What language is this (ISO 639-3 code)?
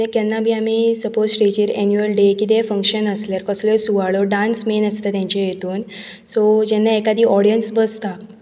kok